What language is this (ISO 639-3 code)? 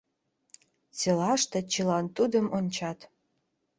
chm